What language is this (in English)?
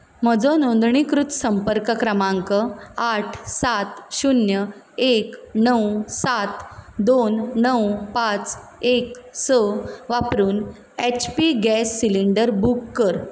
Konkani